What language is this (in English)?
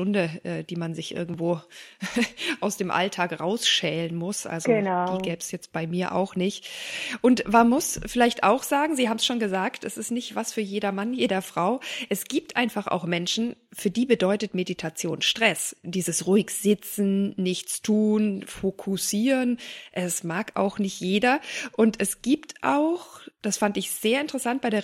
German